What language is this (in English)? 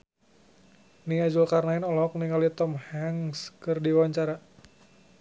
Sundanese